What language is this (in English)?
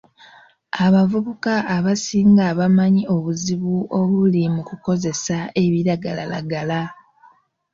Ganda